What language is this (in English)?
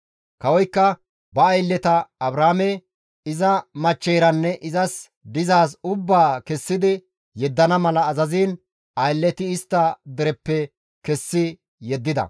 Gamo